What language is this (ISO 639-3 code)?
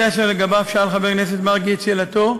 heb